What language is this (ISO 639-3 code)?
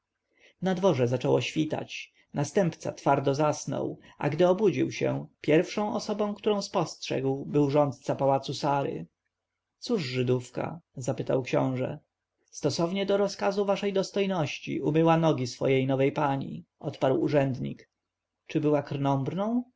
pol